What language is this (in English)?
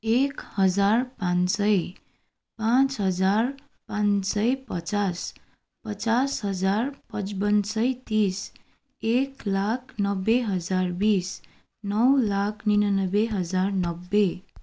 Nepali